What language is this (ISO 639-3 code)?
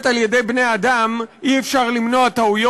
heb